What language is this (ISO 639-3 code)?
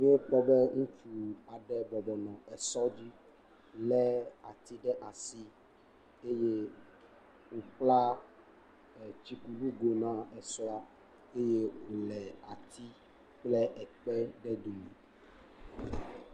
ewe